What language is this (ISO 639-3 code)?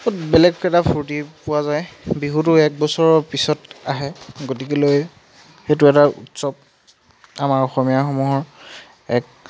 asm